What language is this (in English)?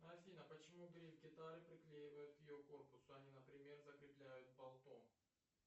Russian